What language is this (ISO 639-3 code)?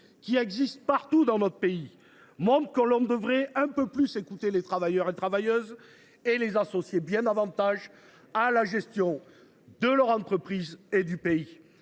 fra